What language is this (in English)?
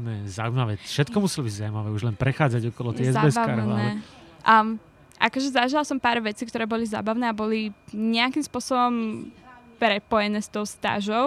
Slovak